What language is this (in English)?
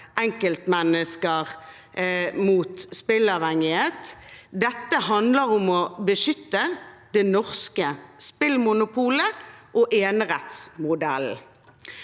Norwegian